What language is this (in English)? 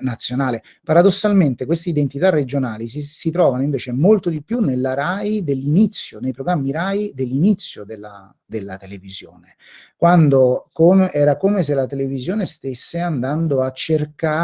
Italian